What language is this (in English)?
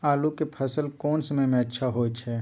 Maithili